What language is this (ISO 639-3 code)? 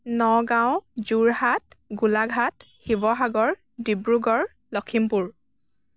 asm